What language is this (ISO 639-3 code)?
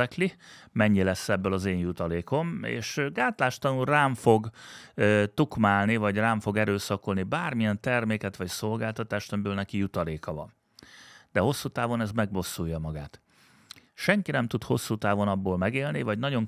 hun